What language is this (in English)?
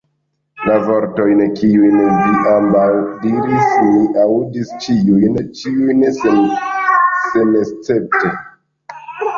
Esperanto